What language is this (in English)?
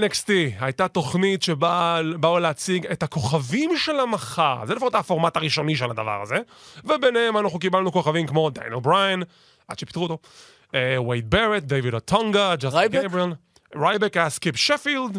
Hebrew